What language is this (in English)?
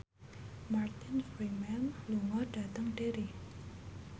Javanese